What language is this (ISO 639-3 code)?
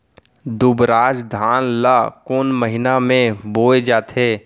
hne